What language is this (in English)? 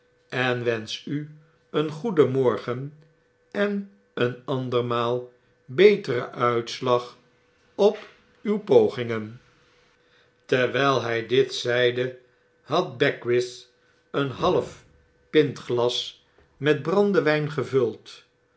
Dutch